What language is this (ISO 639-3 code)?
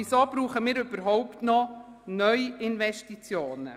gsw